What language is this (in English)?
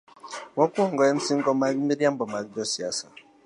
Luo (Kenya and Tanzania)